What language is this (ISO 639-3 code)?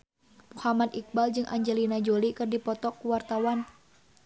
sun